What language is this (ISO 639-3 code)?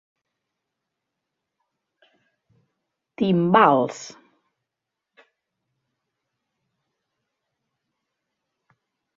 cat